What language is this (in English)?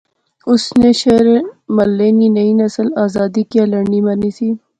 Pahari-Potwari